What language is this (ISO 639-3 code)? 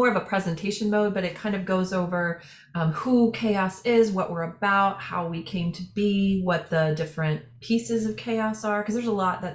eng